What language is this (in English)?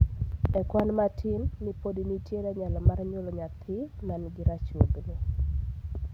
Luo (Kenya and Tanzania)